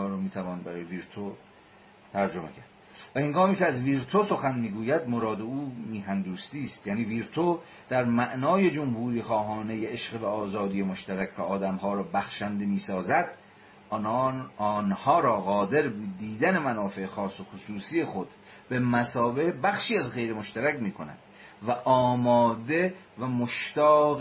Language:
Persian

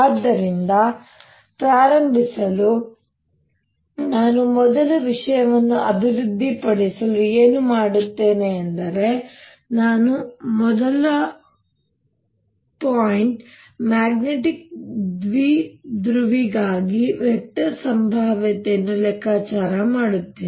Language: Kannada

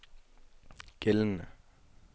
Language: Danish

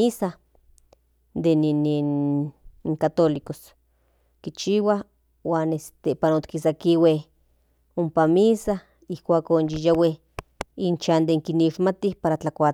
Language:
Central Nahuatl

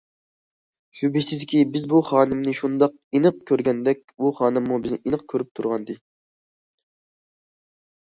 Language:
Uyghur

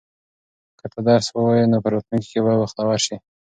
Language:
Pashto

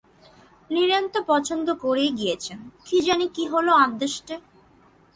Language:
Bangla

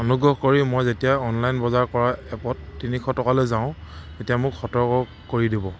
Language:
Assamese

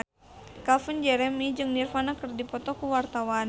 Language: Sundanese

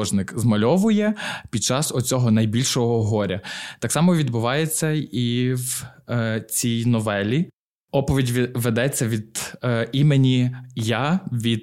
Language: Ukrainian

